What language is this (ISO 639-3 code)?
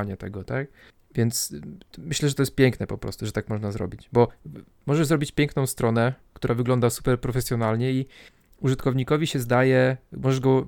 pol